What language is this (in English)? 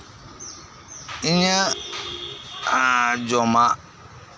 Santali